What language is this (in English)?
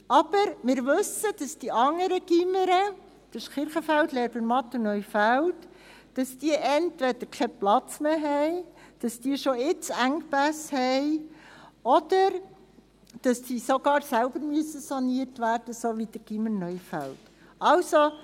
Swiss German